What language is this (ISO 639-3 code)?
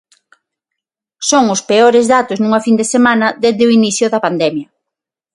glg